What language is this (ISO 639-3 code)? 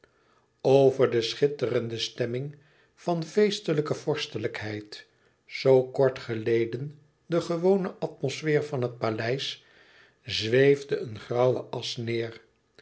nld